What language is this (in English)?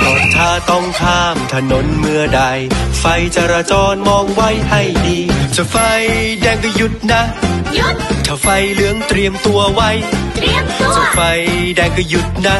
Thai